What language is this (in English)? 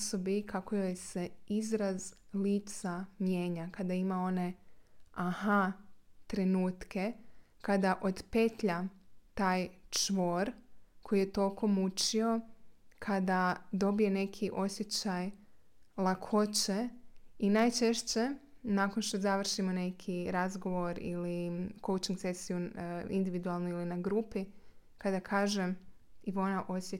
Croatian